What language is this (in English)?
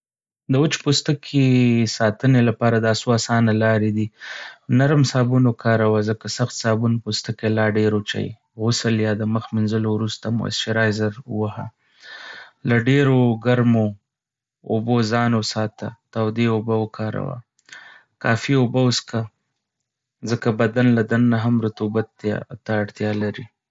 Pashto